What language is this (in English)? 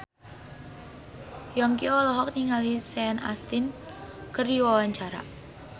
Sundanese